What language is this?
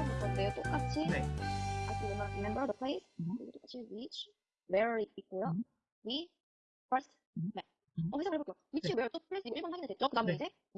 Korean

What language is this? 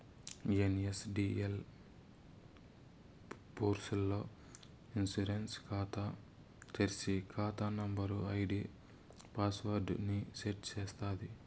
Telugu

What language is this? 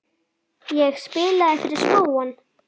Icelandic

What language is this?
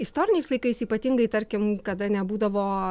Lithuanian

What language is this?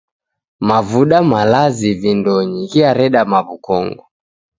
Taita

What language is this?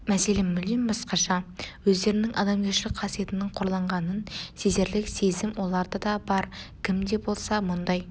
Kazakh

